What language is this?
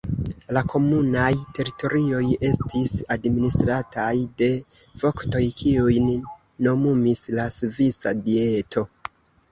Esperanto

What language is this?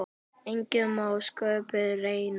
Icelandic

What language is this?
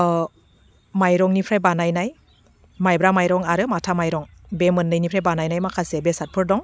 Bodo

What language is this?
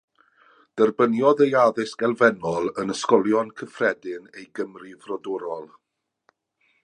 Welsh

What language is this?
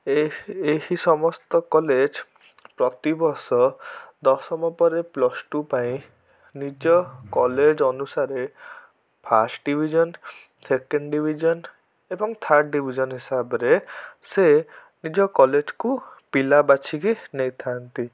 Odia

